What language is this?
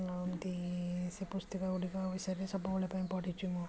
Odia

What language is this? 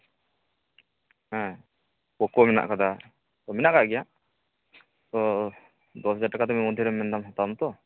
Santali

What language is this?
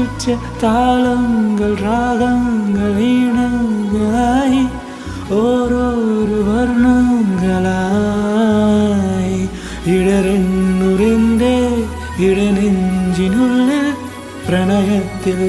English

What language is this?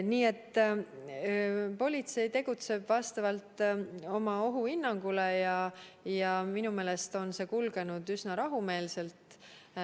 Estonian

